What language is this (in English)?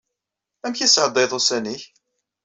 Kabyle